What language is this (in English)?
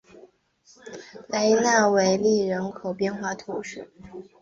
Chinese